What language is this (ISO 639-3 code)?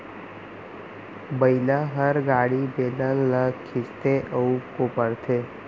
hne